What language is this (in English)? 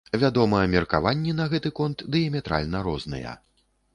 Belarusian